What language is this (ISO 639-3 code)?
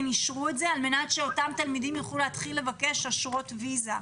heb